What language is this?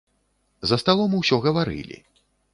Belarusian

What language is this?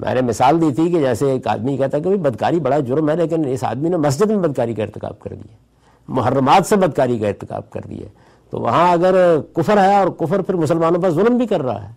Urdu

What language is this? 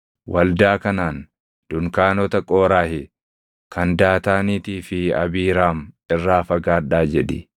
Oromo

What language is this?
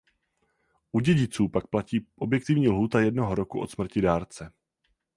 Czech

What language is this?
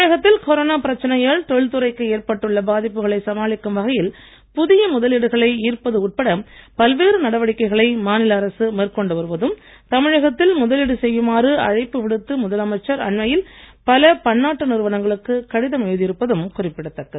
Tamil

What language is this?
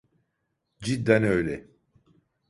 Turkish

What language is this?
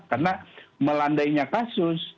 Indonesian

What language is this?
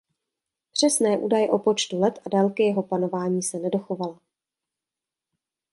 Czech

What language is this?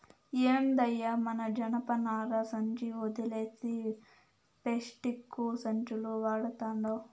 Telugu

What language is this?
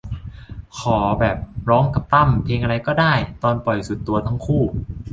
Thai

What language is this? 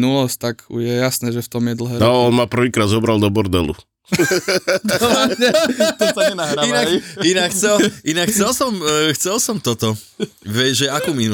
Slovak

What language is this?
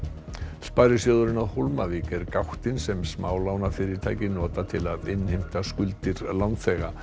Icelandic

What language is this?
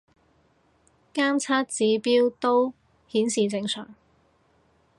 Cantonese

